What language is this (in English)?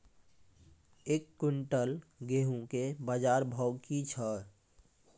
Maithili